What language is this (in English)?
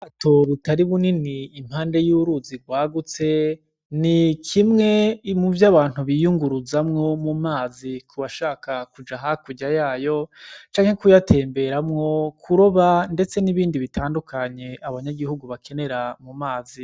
Rundi